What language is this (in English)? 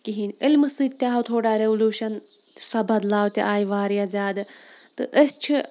Kashmiri